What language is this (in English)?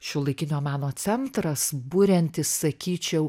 Lithuanian